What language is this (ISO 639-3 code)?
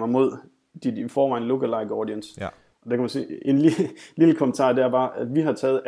dan